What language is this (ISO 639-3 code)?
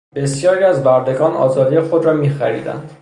fas